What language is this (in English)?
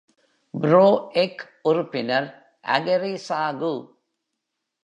Tamil